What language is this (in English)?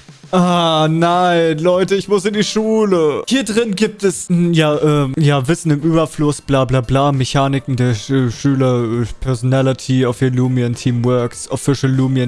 German